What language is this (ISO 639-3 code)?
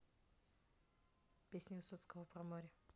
rus